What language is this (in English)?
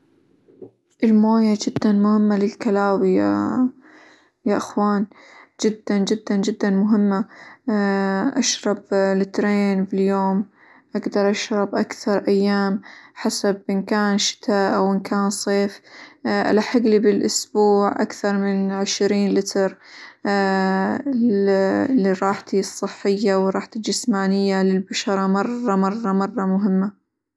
Hijazi Arabic